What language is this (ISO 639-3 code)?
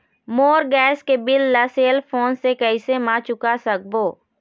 hne